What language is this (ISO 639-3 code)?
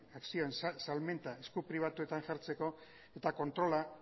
eus